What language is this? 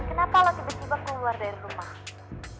Indonesian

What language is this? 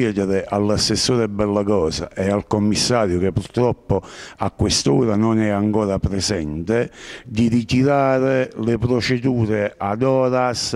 Italian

